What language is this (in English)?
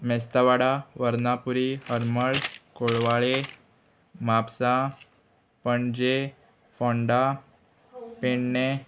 Konkani